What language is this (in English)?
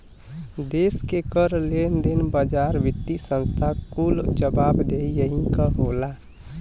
Bhojpuri